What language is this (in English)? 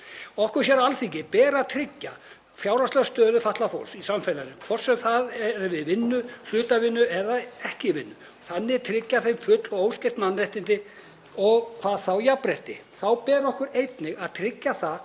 Icelandic